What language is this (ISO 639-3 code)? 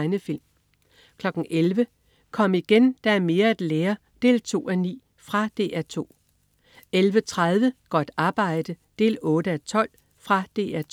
dan